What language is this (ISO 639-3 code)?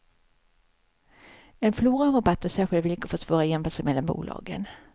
swe